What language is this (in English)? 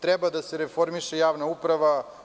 Serbian